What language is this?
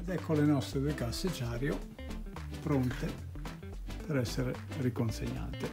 Italian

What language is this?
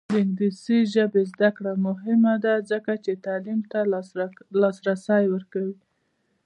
Pashto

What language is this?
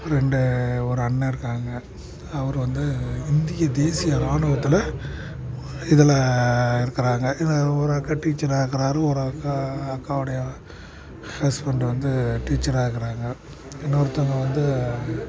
Tamil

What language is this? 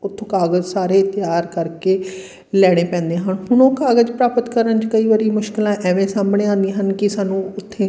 Punjabi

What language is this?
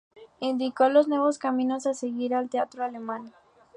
Spanish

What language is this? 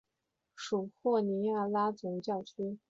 Chinese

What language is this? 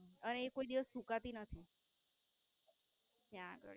Gujarati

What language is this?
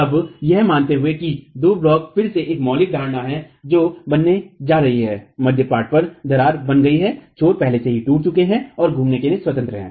Hindi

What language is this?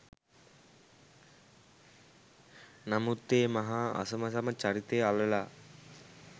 Sinhala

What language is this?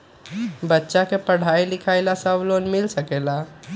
Magahi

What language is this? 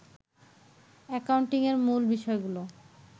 Bangla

